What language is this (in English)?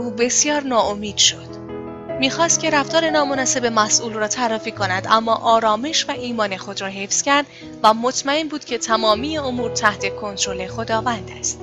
Persian